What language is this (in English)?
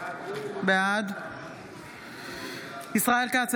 Hebrew